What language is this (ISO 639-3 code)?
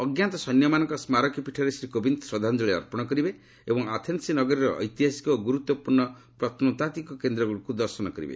ori